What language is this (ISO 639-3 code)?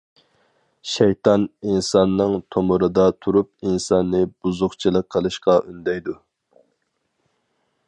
uig